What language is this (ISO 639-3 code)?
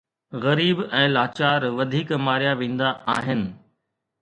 snd